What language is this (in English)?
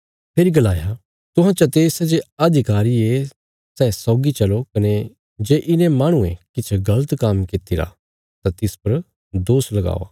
Bilaspuri